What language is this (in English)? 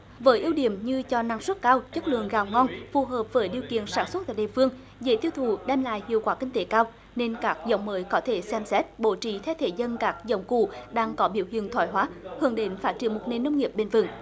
Vietnamese